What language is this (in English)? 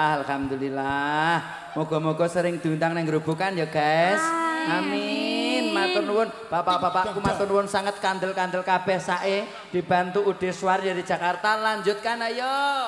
Indonesian